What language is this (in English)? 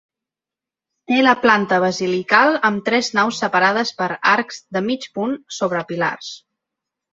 Catalan